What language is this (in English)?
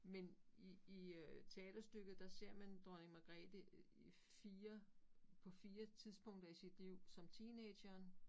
Danish